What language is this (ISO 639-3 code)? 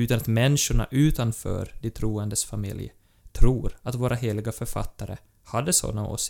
swe